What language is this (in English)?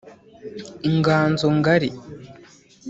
Kinyarwanda